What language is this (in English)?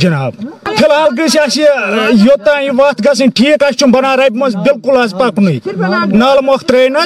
Urdu